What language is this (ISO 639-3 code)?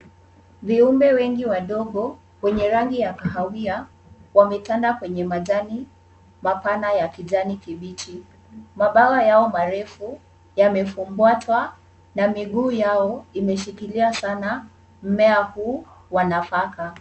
swa